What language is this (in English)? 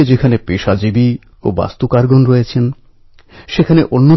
Bangla